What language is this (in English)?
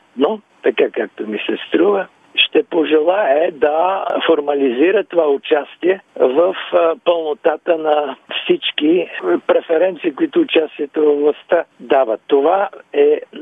Bulgarian